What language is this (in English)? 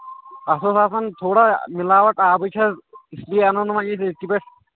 Kashmiri